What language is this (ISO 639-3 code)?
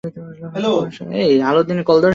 ben